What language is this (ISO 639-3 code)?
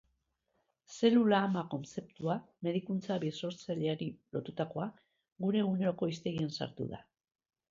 eus